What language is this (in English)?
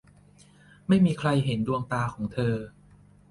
Thai